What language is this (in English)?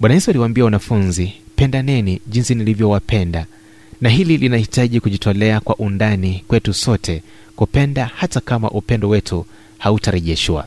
Swahili